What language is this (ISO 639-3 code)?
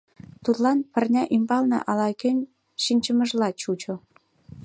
chm